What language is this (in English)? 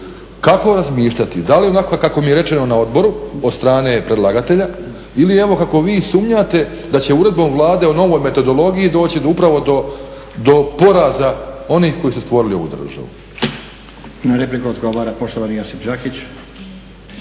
Croatian